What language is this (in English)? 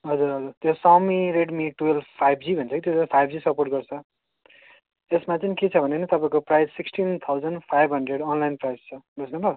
Nepali